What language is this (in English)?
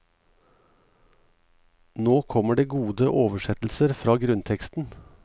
Norwegian